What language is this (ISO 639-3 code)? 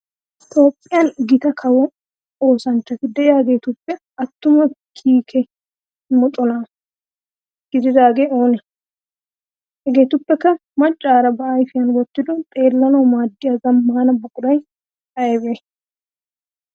wal